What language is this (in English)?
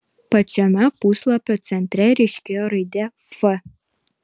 Lithuanian